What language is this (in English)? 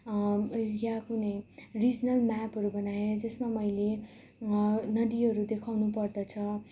Nepali